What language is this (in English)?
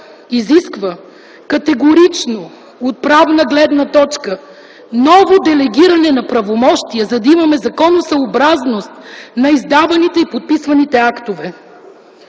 Bulgarian